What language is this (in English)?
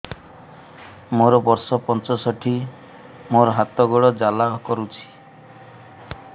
Odia